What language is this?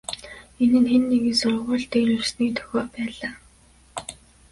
Mongolian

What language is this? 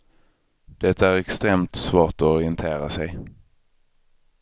Swedish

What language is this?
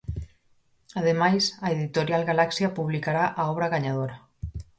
Galician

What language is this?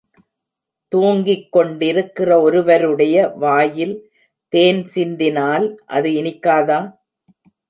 Tamil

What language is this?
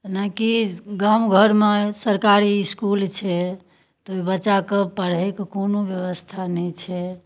Maithili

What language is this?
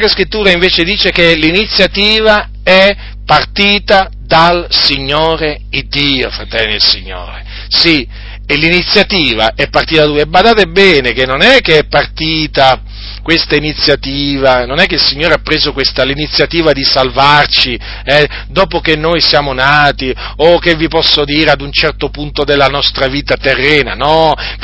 Italian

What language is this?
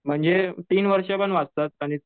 Marathi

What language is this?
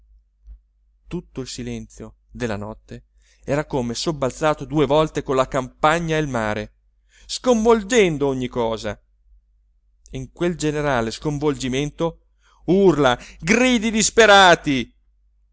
Italian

